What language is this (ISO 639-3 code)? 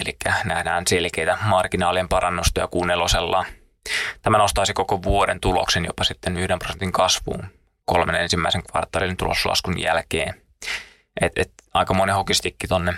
fin